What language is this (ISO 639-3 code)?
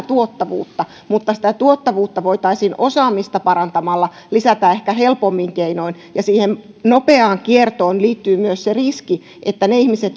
fin